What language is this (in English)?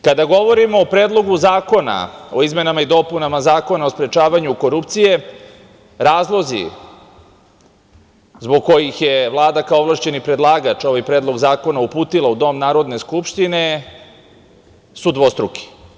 Serbian